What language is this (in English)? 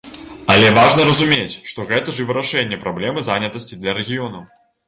Belarusian